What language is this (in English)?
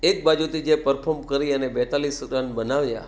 Gujarati